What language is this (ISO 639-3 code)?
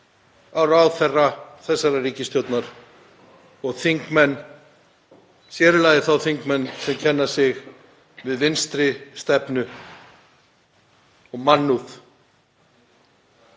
isl